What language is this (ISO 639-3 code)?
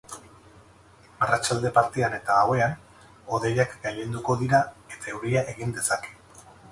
eus